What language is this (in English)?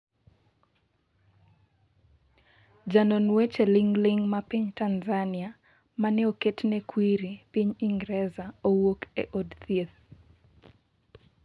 Luo (Kenya and Tanzania)